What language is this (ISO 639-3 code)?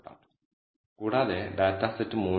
mal